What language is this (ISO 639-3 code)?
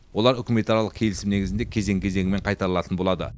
kaz